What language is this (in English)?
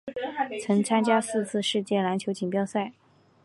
Chinese